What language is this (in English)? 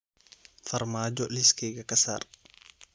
Somali